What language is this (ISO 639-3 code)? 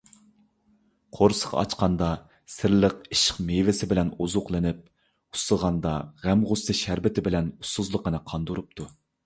uig